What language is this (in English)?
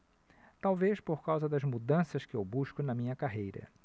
Portuguese